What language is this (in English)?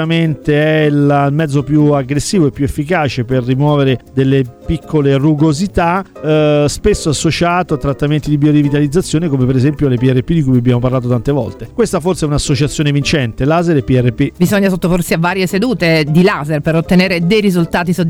Italian